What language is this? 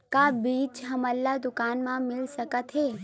Chhattisgarhi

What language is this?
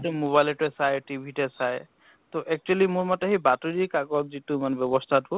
Assamese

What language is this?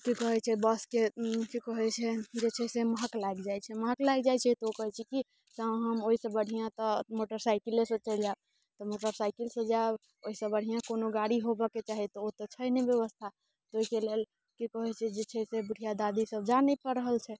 Maithili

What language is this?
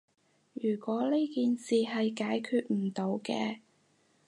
Cantonese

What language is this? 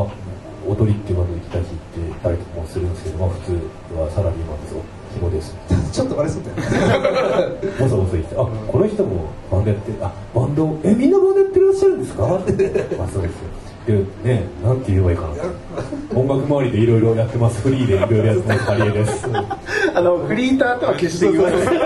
Japanese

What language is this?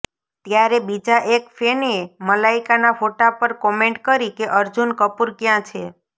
Gujarati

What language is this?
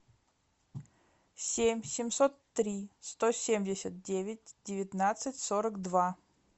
Russian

